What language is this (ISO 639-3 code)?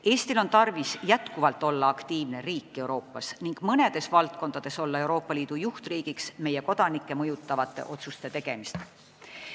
est